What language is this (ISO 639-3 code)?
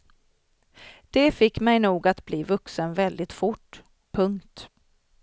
swe